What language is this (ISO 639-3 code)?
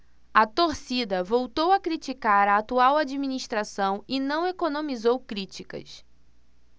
por